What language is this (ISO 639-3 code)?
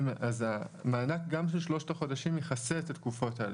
heb